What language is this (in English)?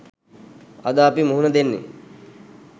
Sinhala